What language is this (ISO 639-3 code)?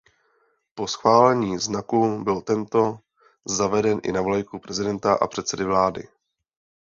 ces